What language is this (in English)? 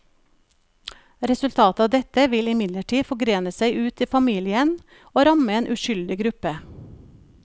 Norwegian